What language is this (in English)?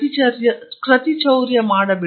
Kannada